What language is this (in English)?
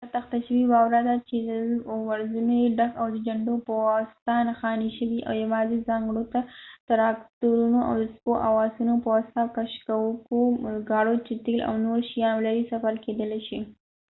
Pashto